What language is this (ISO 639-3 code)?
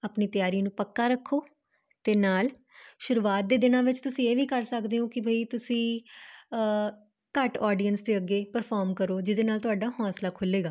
pan